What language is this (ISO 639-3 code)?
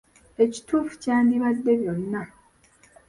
lug